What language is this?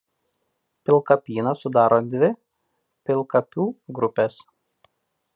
Lithuanian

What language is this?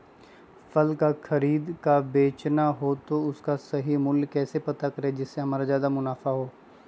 Magahi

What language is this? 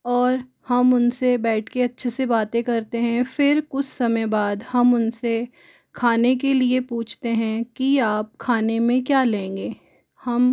Hindi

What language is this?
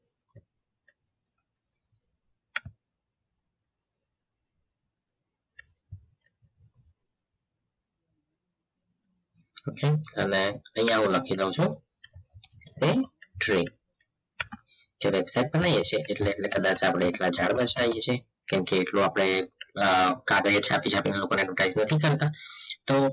Gujarati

